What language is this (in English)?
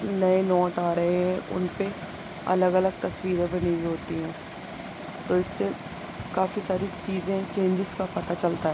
Urdu